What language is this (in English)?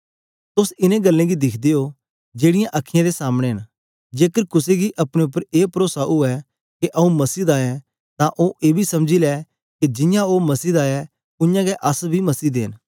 Dogri